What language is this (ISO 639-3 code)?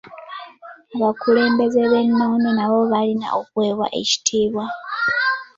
lug